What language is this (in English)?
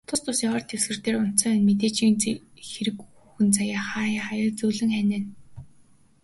Mongolian